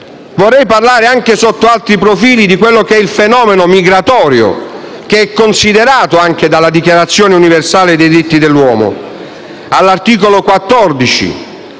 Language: Italian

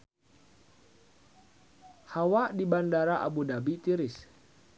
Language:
Sundanese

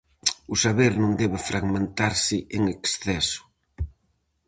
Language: Galician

